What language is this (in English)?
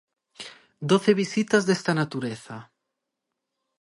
Galician